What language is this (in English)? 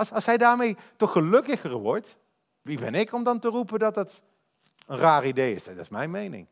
Dutch